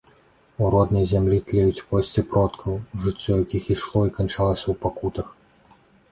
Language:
Belarusian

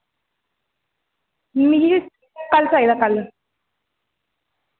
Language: Dogri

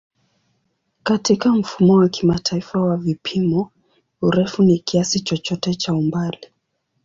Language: Swahili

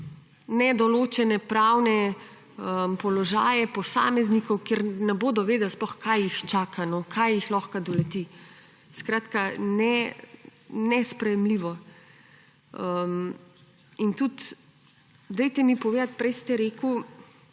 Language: Slovenian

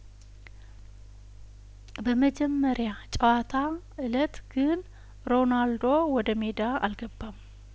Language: Amharic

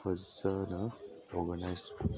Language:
Manipuri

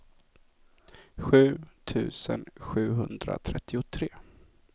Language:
Swedish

